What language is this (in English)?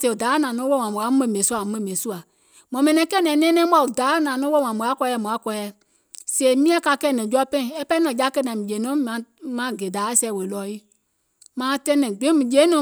Gola